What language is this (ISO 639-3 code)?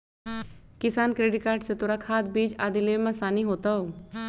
mag